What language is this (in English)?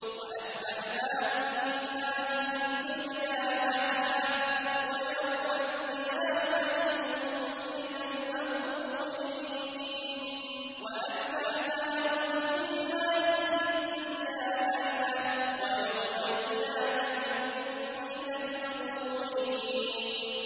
Arabic